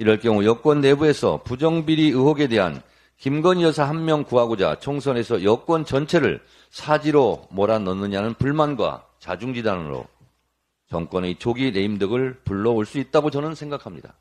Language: Korean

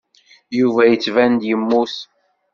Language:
Kabyle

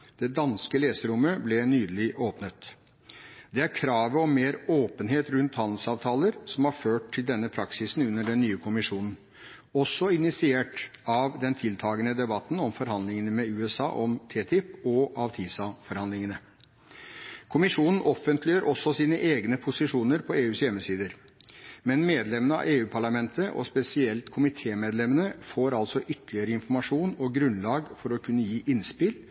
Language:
Norwegian Bokmål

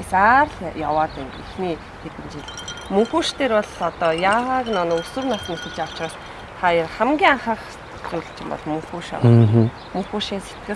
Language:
Korean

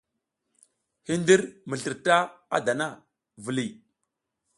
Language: South Giziga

